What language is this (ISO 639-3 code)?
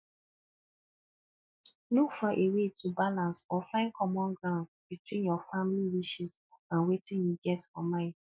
pcm